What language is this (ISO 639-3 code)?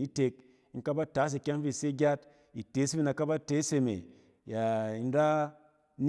cen